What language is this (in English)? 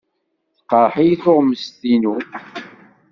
Kabyle